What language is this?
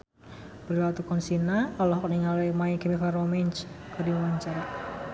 Sundanese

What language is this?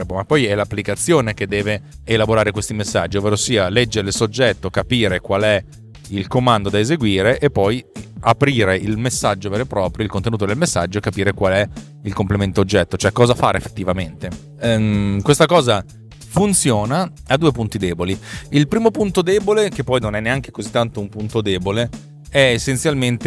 Italian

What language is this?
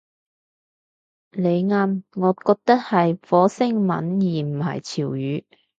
Cantonese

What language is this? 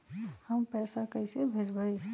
Magahi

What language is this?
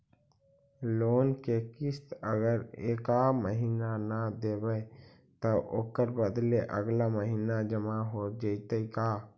Magahi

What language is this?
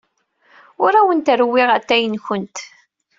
Kabyle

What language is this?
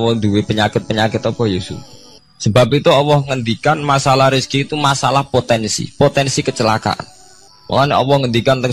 Indonesian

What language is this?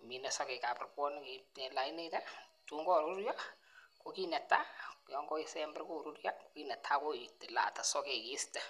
Kalenjin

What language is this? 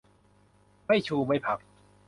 Thai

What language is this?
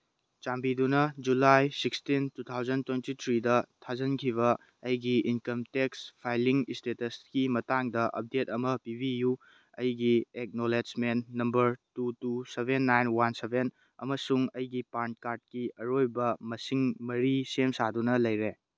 Manipuri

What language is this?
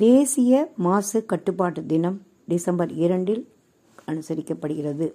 Tamil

